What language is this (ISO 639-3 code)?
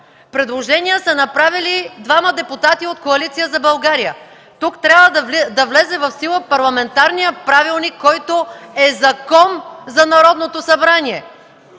bul